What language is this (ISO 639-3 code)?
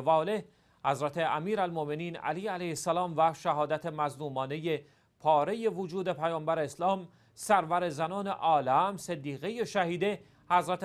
fas